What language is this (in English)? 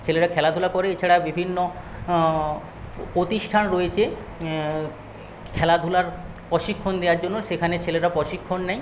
Bangla